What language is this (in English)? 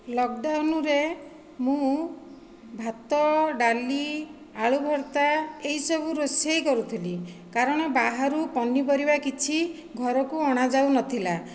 Odia